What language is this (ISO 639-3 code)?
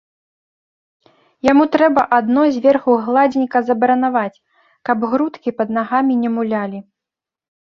bel